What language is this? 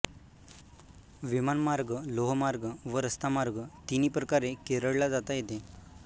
Marathi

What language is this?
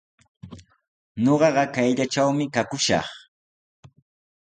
Sihuas Ancash Quechua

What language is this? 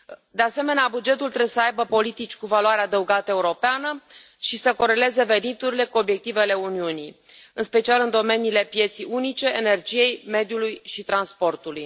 Romanian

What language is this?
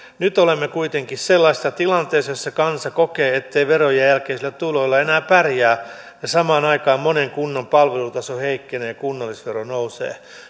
Finnish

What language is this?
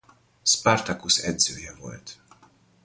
Hungarian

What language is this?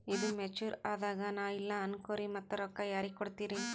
Kannada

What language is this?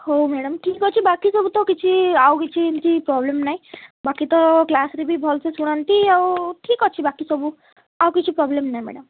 Odia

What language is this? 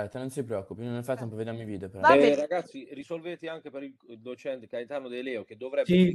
Italian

